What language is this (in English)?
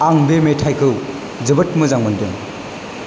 Bodo